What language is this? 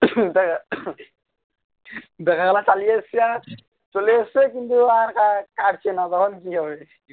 Bangla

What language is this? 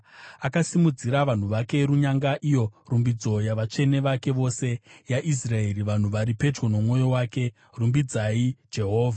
Shona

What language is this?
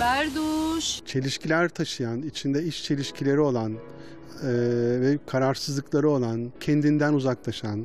Turkish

